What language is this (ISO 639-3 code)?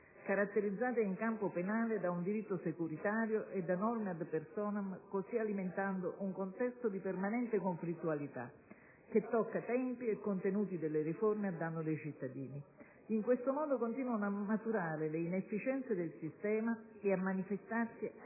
ita